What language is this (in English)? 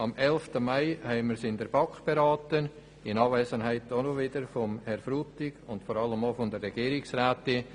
Swiss German